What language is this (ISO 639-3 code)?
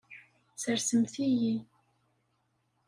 kab